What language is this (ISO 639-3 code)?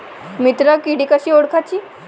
mar